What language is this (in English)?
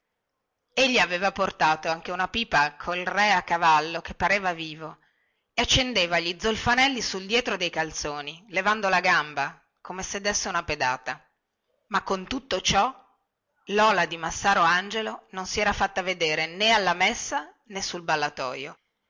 Italian